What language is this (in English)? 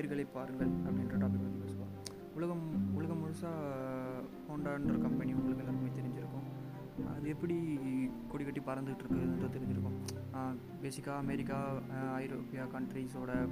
Tamil